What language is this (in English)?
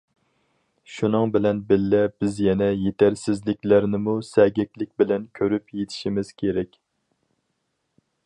Uyghur